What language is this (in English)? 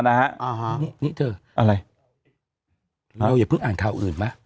Thai